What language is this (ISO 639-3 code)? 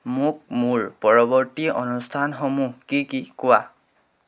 asm